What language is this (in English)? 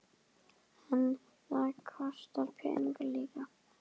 Icelandic